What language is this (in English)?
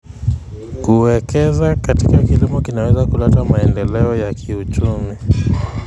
Kalenjin